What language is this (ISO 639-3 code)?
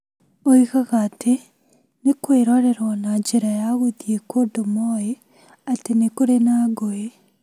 kik